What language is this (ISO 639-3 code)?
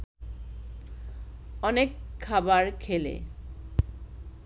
ben